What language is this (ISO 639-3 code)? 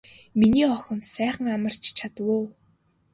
mon